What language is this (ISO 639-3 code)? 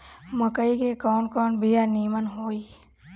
bho